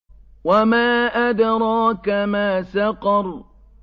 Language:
Arabic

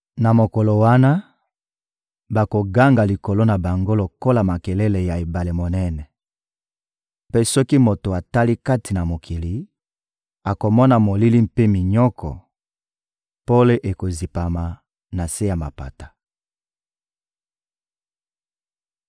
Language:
Lingala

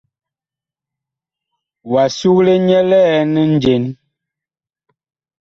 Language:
Bakoko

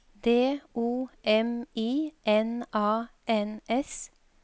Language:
Norwegian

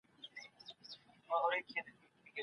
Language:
Pashto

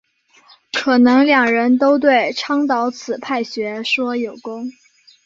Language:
Chinese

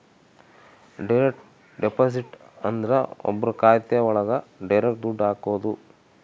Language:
Kannada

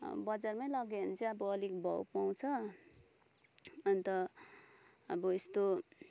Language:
Nepali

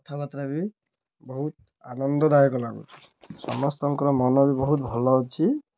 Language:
Odia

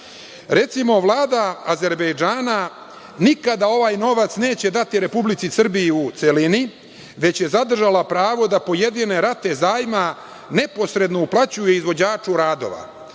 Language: Serbian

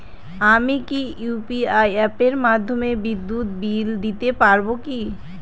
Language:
Bangla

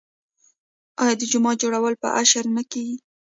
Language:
Pashto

